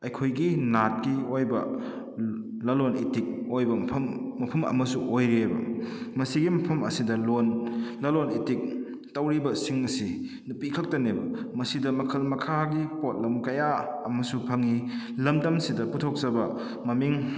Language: Manipuri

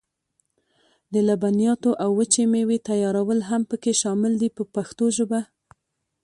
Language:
Pashto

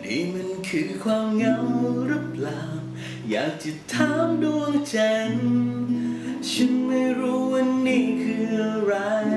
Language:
Thai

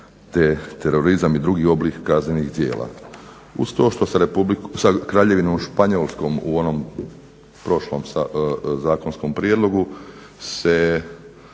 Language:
Croatian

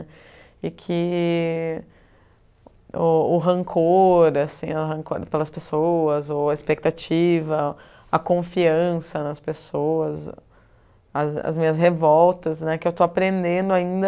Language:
Portuguese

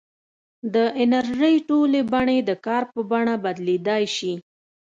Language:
Pashto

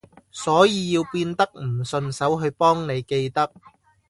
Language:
Cantonese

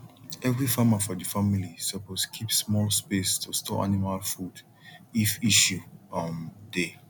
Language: Nigerian Pidgin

